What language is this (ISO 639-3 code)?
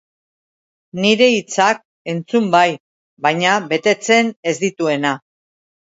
eus